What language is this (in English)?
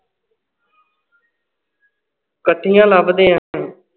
Punjabi